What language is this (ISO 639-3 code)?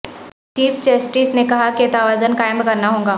urd